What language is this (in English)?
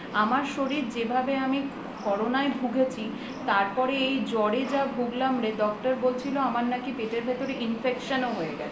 Bangla